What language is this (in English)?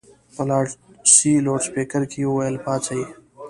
Pashto